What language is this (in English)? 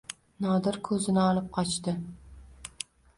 Uzbek